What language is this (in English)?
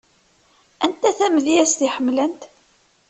Kabyle